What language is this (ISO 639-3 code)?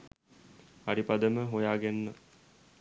sin